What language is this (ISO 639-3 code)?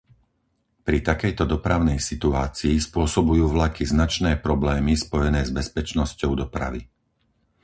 slk